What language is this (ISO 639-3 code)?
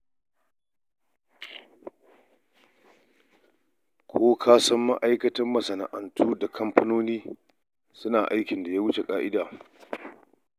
hau